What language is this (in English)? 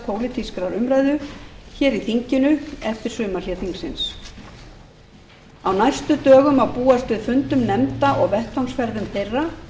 Icelandic